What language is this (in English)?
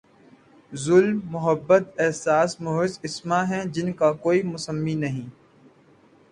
Urdu